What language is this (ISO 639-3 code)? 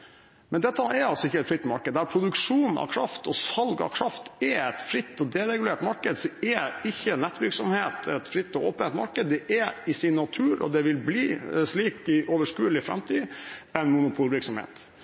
nob